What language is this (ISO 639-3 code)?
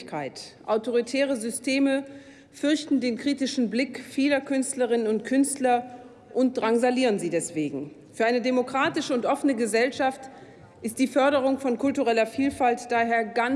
deu